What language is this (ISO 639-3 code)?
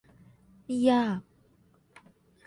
tha